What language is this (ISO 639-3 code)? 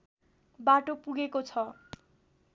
nep